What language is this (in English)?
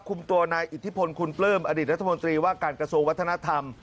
Thai